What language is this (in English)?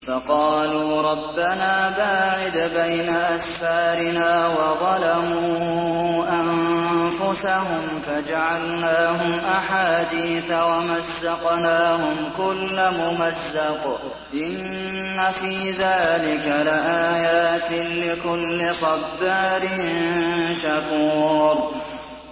Arabic